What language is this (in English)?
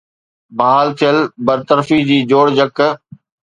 Sindhi